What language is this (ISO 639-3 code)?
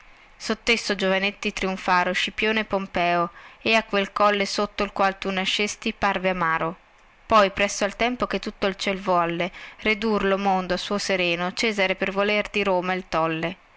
ita